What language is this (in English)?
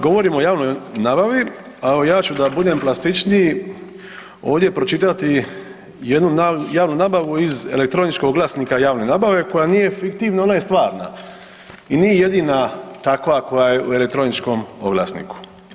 Croatian